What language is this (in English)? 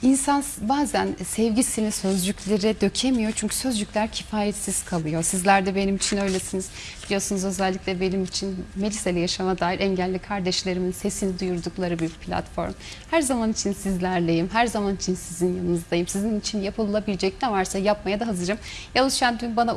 Turkish